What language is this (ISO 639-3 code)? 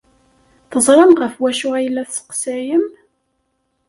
kab